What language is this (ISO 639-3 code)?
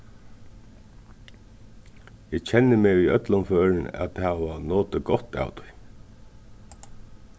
fao